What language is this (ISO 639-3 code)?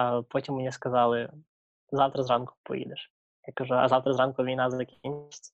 ukr